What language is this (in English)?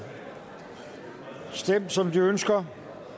Danish